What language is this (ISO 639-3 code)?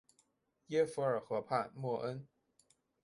zho